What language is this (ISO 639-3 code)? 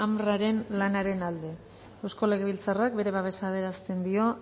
eus